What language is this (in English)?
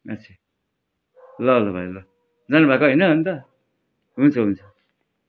Nepali